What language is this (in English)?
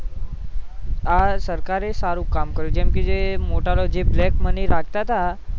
Gujarati